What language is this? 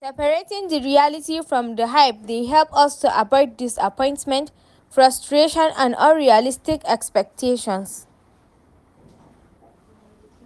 Nigerian Pidgin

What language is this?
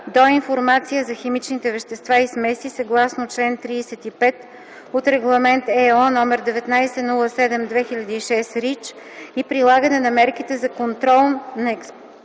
Bulgarian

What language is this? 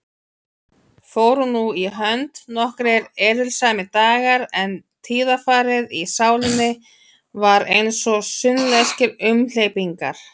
Icelandic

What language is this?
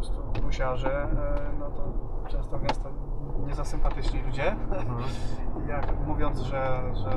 Polish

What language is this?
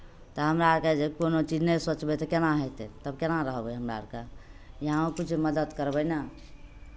Maithili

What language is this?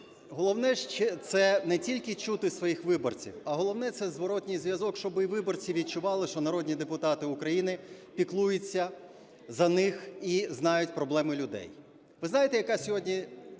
Ukrainian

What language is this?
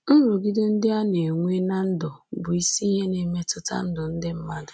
Igbo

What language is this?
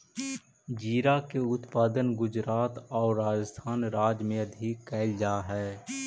Magahi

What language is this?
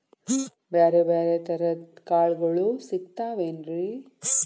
Kannada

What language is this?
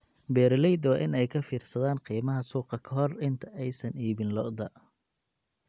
Somali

